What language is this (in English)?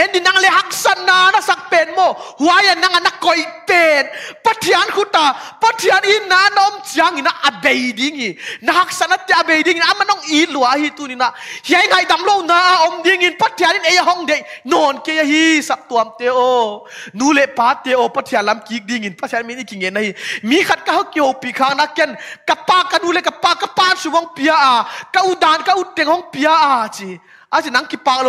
Thai